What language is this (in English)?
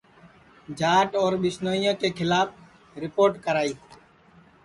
Sansi